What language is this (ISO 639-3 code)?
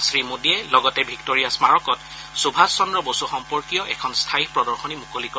asm